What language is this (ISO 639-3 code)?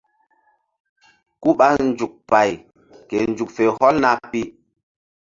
mdd